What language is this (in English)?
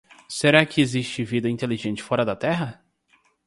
Portuguese